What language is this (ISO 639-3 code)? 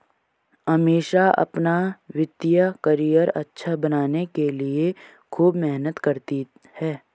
hin